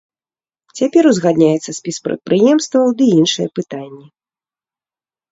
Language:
Belarusian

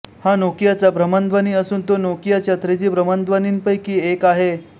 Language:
Marathi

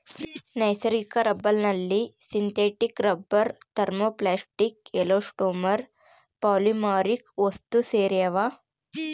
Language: Kannada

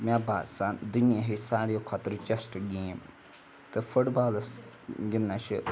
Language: Kashmiri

